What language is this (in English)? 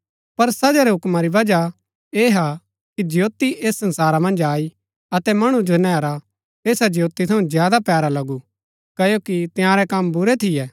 Gaddi